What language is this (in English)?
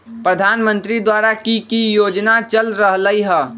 Magahi